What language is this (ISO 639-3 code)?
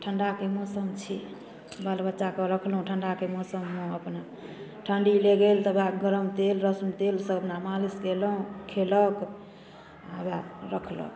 mai